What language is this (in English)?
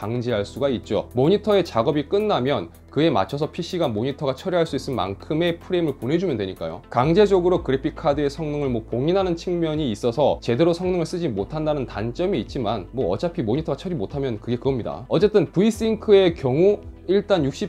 Korean